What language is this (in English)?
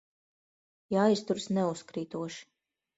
Latvian